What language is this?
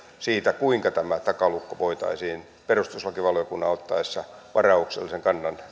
Finnish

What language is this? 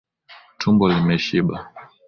Swahili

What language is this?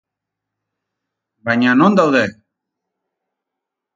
Basque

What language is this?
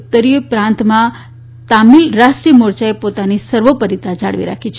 Gujarati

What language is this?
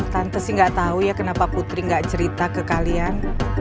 Indonesian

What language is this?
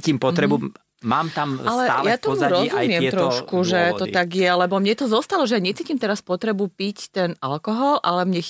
Slovak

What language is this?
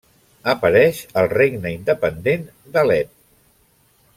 Catalan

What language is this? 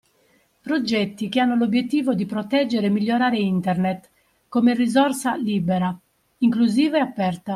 Italian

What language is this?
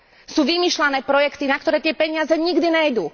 Slovak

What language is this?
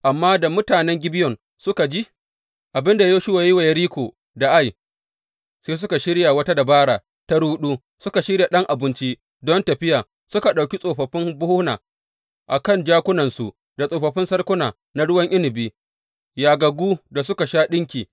Hausa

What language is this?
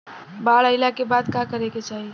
Bhojpuri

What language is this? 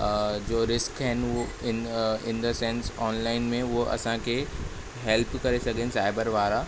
Sindhi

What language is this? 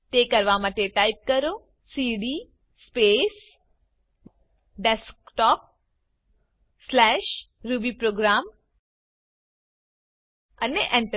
Gujarati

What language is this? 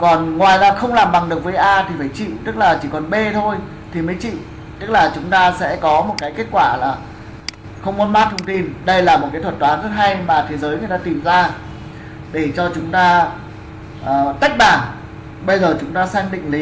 Vietnamese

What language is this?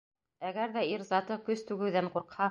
Bashkir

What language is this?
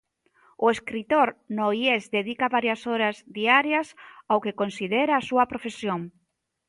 Galician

